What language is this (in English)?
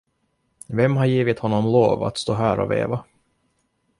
Swedish